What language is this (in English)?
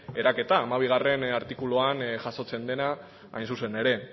Basque